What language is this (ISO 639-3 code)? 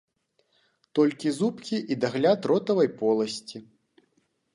bel